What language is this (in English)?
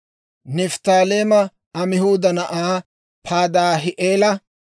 Dawro